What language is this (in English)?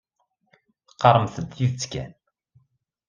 Kabyle